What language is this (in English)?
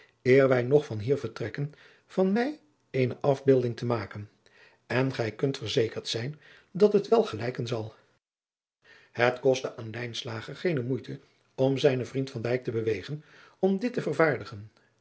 Dutch